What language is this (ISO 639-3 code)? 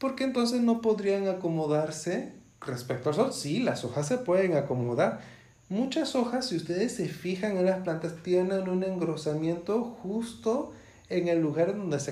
spa